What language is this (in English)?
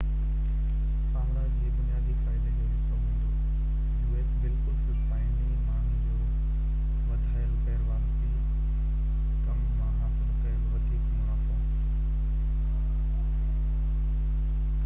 Sindhi